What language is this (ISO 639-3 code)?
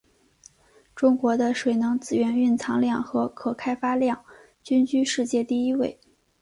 zho